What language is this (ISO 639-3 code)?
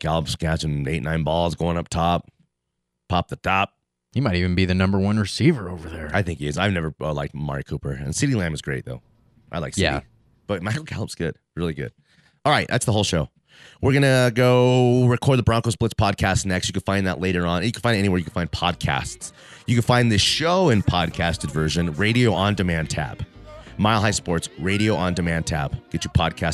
eng